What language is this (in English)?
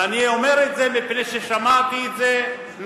Hebrew